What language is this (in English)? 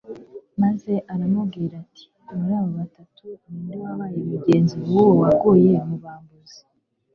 Kinyarwanda